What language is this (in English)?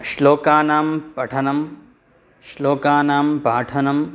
Sanskrit